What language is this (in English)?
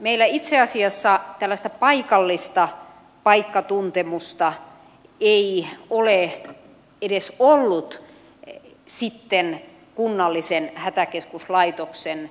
Finnish